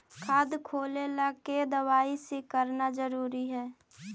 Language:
Magahi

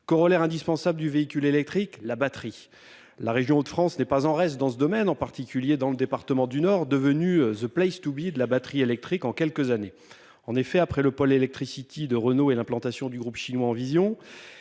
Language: French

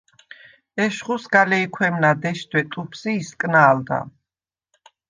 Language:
Svan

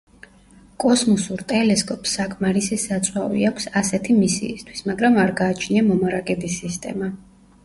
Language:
Georgian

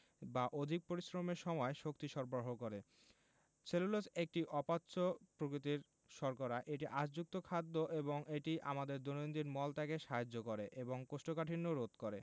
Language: Bangla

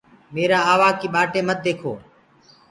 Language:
Gurgula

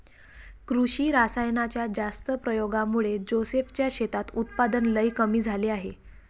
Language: Marathi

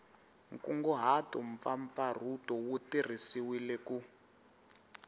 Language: Tsonga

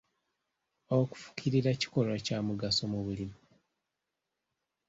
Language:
Ganda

